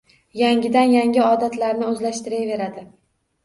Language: Uzbek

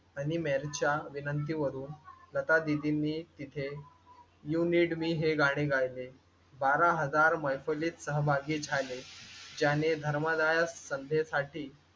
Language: Marathi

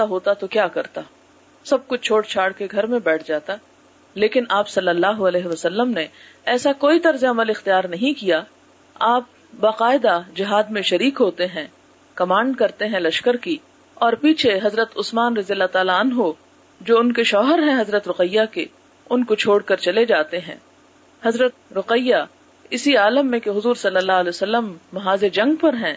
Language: Urdu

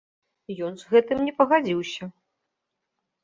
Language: Belarusian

